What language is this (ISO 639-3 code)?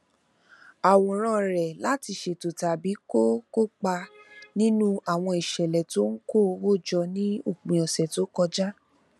yor